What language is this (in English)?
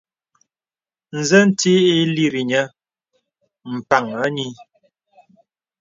Bebele